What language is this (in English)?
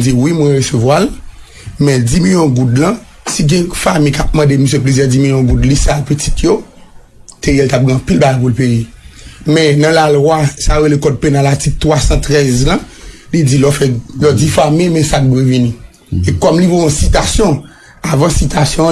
French